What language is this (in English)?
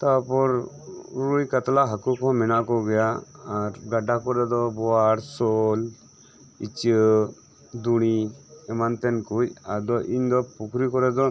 Santali